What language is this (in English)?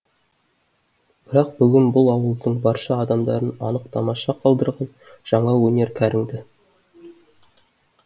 Kazakh